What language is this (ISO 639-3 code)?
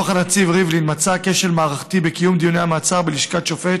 heb